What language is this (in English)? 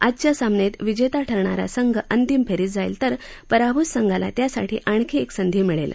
Marathi